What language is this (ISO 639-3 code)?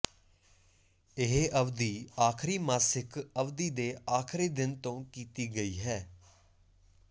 pan